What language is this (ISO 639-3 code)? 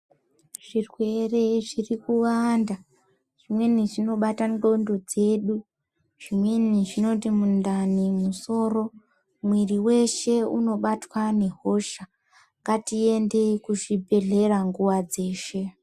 ndc